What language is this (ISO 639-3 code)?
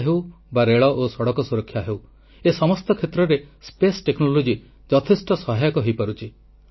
ori